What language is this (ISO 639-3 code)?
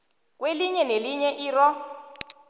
nbl